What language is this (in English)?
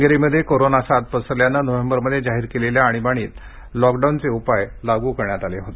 Marathi